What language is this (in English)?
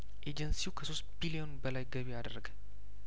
Amharic